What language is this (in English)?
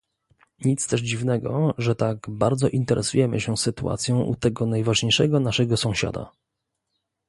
Polish